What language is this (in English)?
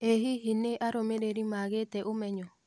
Kikuyu